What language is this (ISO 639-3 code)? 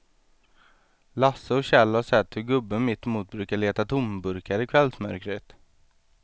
swe